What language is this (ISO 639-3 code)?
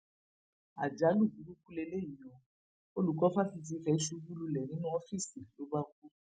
yor